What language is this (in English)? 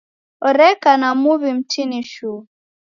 Taita